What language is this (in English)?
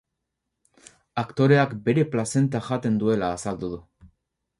Basque